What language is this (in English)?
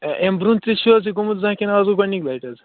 Kashmiri